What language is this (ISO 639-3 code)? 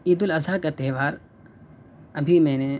urd